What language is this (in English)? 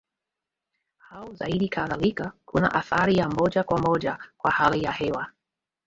Swahili